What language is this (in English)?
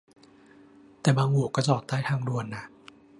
Thai